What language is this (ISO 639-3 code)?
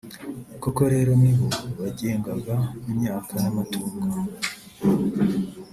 kin